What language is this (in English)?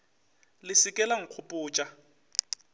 Northern Sotho